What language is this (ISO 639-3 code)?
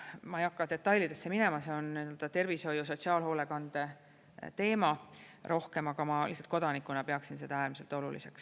est